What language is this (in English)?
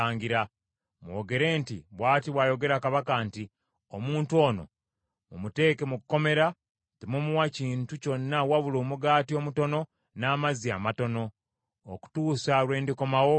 Ganda